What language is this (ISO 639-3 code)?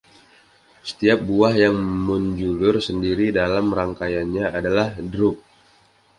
ind